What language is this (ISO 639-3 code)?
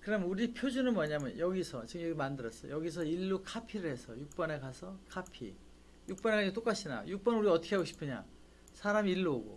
kor